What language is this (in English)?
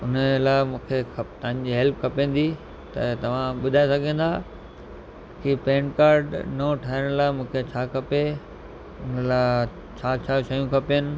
Sindhi